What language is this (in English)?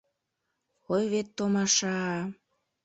Mari